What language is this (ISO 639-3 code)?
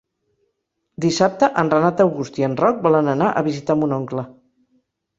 cat